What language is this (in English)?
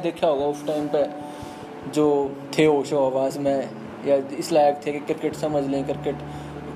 Hindi